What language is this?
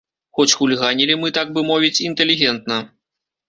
Belarusian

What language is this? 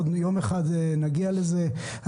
Hebrew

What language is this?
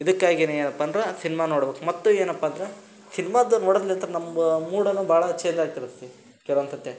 Kannada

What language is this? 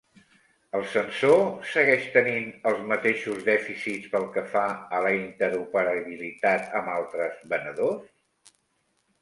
Catalan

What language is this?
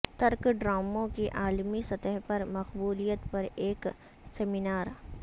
Urdu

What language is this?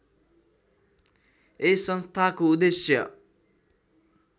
Nepali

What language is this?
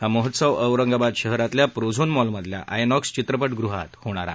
Marathi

